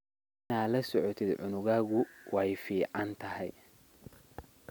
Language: Somali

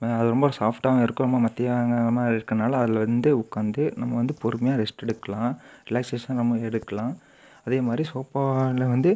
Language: Tamil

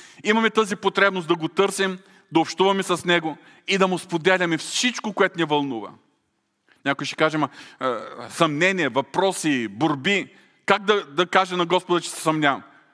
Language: Bulgarian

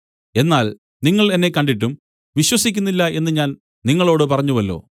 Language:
Malayalam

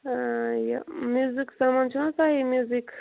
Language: Kashmiri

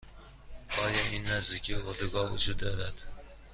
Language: Persian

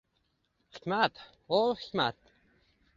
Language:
Uzbek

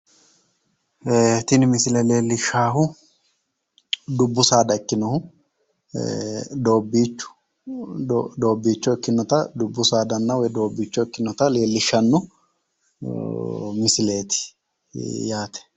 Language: Sidamo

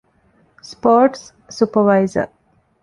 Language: Divehi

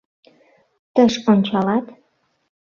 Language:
Mari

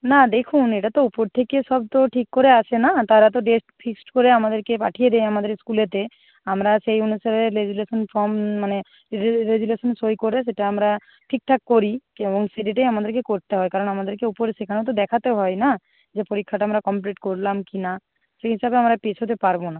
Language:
Bangla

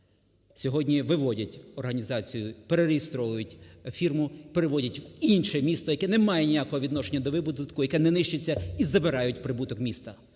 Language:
Ukrainian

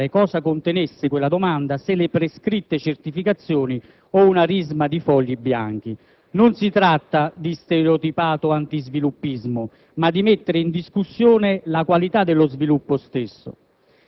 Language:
Italian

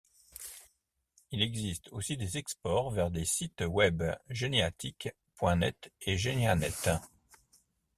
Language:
French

